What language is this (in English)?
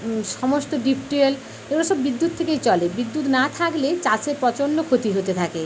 Bangla